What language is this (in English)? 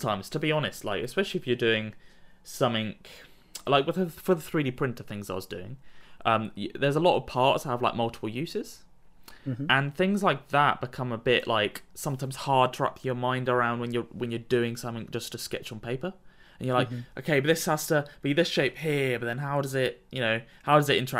English